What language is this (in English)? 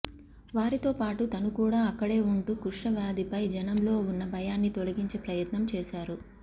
Telugu